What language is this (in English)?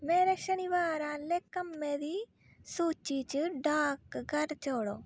Dogri